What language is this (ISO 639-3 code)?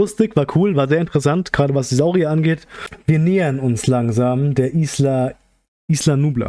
deu